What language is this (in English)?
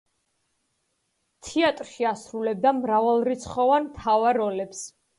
Georgian